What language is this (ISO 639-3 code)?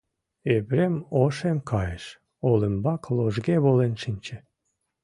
chm